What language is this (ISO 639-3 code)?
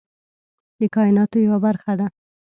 pus